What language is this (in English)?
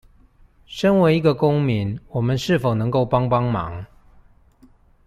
Chinese